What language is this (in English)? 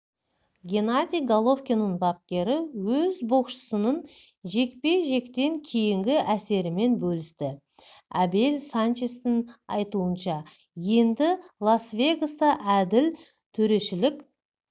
Kazakh